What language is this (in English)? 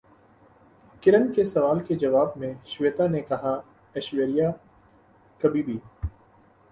Urdu